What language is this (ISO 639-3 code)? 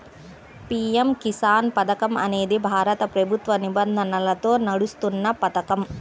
tel